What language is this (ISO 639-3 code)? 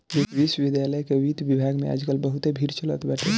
bho